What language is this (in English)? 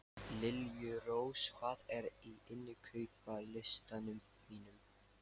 Icelandic